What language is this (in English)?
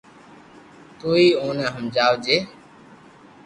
Loarki